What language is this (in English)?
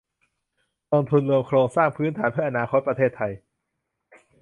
Thai